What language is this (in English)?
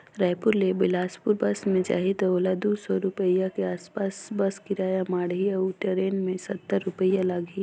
Chhattisgarhi